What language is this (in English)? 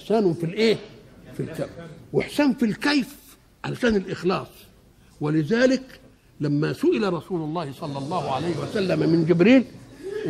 Arabic